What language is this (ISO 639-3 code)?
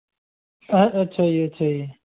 pan